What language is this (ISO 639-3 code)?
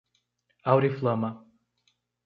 por